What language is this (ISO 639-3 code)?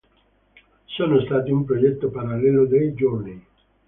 ita